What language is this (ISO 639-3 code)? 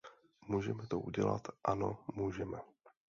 ces